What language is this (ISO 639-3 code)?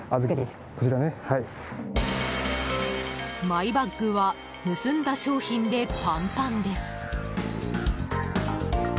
jpn